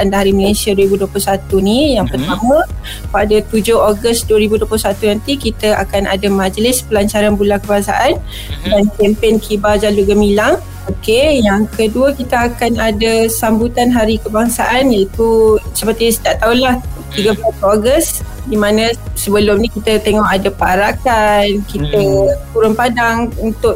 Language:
Malay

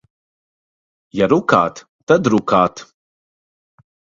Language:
Latvian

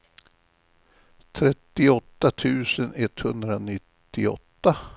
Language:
Swedish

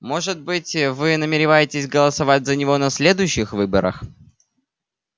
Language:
Russian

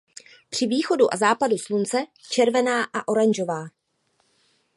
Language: Czech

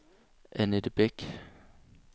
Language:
Danish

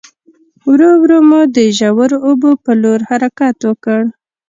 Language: Pashto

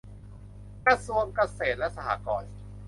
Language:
Thai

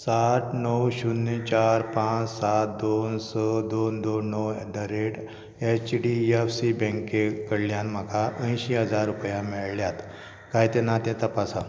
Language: Konkani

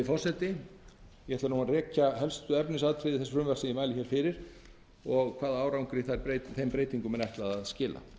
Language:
Icelandic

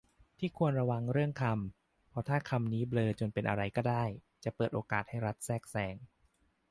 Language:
Thai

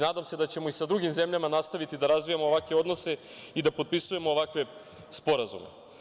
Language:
Serbian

